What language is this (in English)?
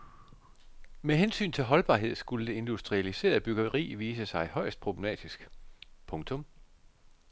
Danish